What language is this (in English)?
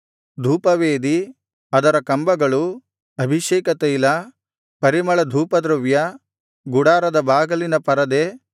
Kannada